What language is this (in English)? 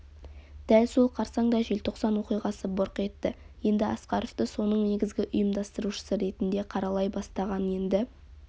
Kazakh